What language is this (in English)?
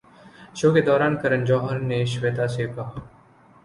Urdu